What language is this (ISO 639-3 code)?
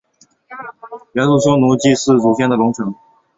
zho